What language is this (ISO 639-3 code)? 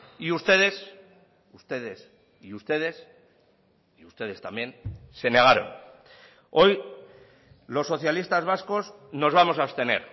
spa